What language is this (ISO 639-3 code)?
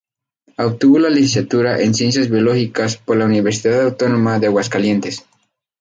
spa